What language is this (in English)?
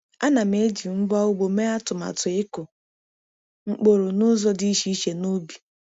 Igbo